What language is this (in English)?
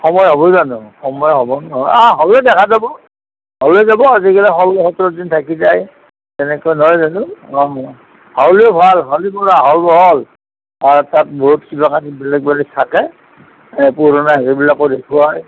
Assamese